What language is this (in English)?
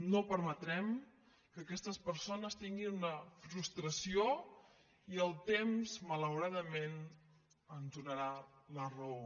Catalan